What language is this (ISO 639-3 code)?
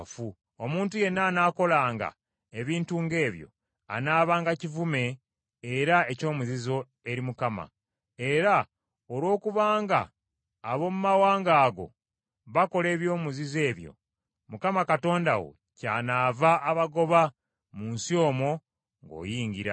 lug